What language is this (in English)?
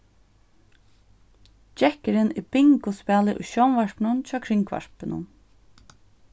Faroese